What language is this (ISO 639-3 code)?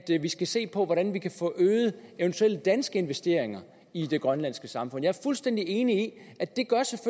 dan